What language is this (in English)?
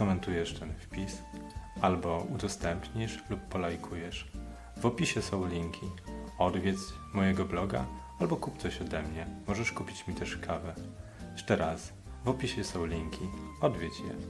Polish